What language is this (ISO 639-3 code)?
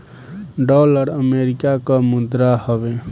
bho